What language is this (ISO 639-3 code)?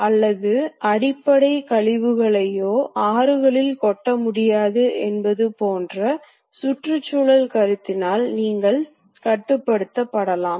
tam